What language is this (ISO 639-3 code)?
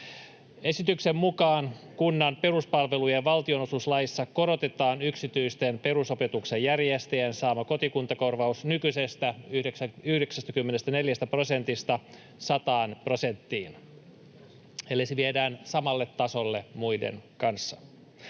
fin